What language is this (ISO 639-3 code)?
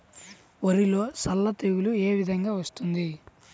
tel